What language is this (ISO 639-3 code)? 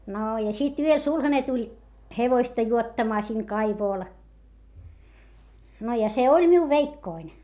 fin